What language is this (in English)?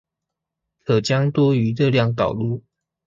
Chinese